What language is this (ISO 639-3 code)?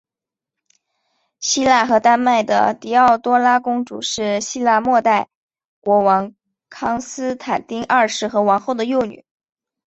zho